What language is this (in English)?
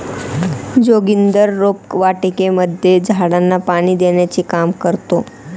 Marathi